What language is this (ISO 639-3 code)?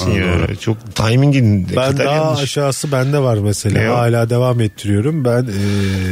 tur